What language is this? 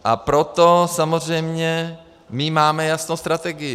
Czech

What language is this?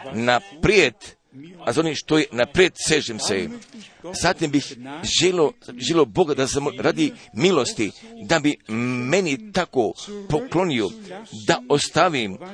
Croatian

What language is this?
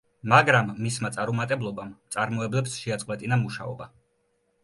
Georgian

